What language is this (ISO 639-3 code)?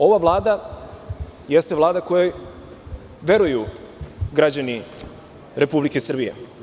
srp